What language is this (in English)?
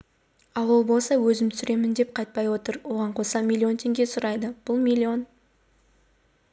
Kazakh